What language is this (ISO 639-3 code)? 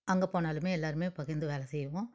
tam